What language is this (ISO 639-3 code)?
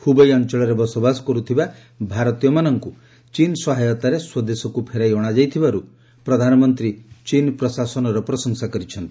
ori